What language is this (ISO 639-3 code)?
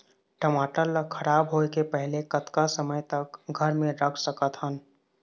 hne